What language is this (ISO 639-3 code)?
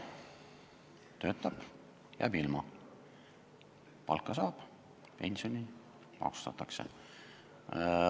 est